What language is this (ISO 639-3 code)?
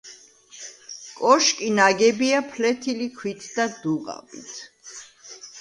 kat